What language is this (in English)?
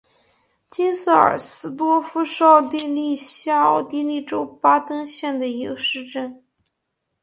Chinese